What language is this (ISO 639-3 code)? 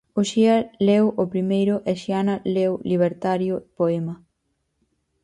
glg